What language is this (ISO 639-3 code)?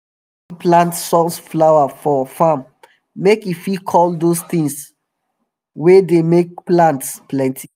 pcm